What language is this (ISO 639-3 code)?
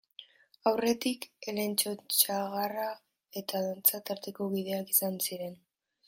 eus